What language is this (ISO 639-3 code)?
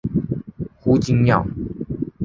zho